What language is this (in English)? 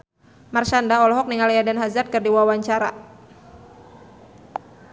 Sundanese